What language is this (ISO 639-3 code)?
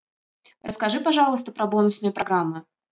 rus